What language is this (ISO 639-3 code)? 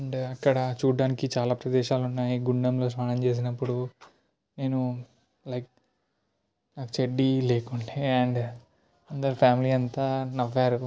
tel